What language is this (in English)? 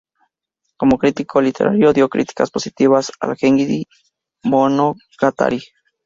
Spanish